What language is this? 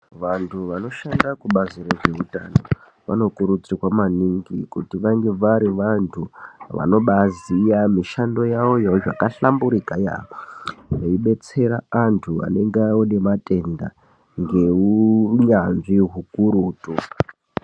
Ndau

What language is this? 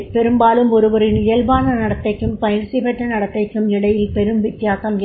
Tamil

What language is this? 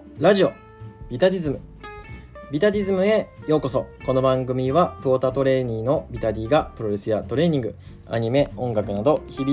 Japanese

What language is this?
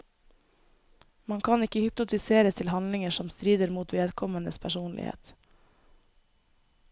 Norwegian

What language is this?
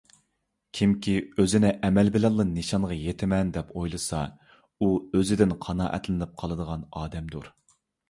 Uyghur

